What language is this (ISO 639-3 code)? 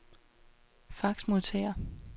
dan